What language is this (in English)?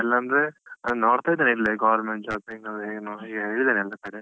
Kannada